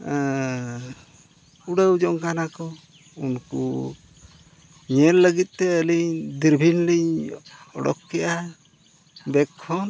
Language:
Santali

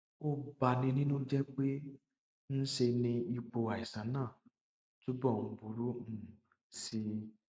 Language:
Yoruba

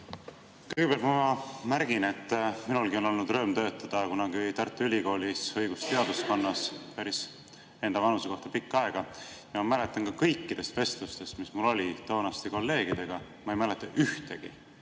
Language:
Estonian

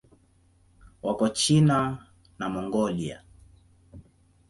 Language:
Swahili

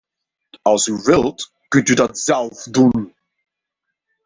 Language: Dutch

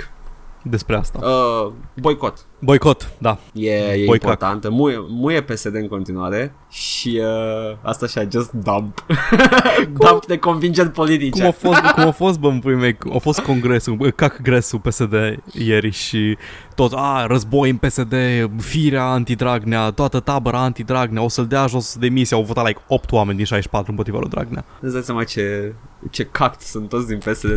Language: Romanian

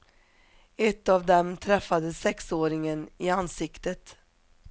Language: Swedish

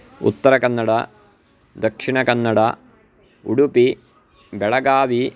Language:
Sanskrit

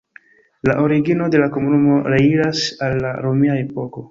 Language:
Esperanto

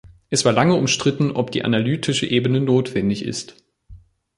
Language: German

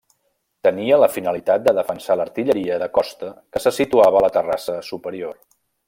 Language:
Catalan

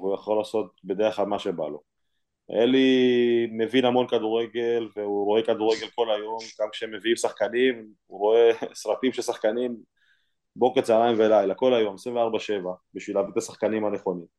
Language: Hebrew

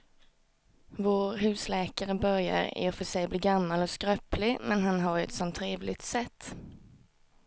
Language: Swedish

